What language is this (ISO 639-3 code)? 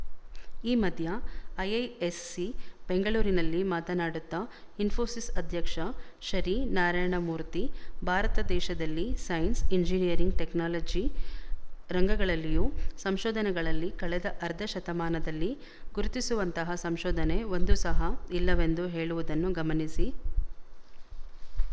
kan